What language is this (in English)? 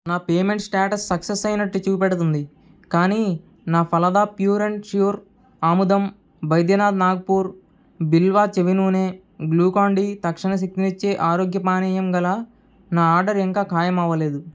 Telugu